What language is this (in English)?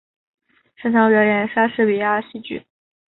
Chinese